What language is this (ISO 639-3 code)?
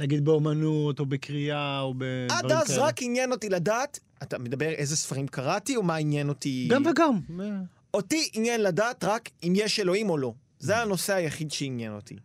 heb